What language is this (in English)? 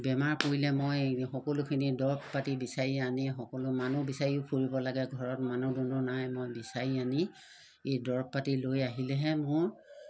Assamese